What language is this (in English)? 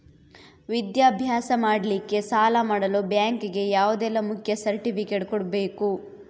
Kannada